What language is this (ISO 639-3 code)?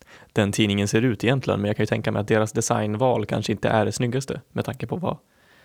swe